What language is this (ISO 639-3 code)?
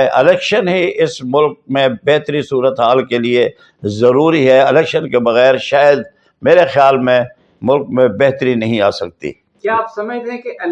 urd